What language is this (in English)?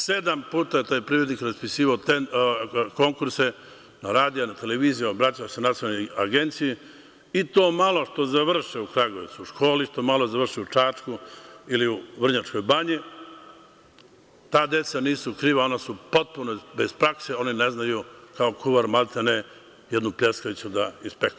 Serbian